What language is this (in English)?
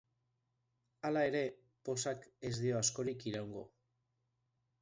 Basque